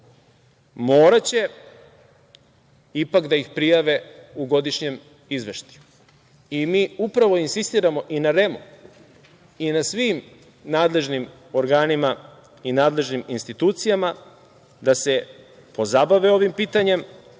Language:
Serbian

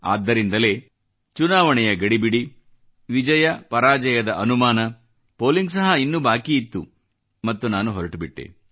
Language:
Kannada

